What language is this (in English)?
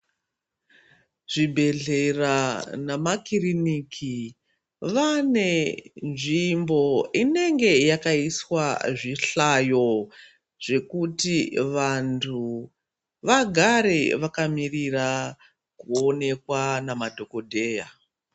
Ndau